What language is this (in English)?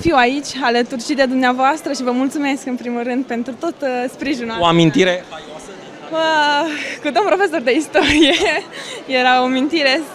Romanian